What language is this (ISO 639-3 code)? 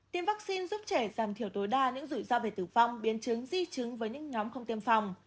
vie